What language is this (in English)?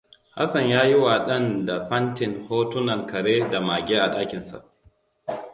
Hausa